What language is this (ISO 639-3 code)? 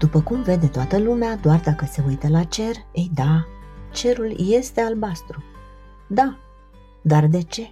ron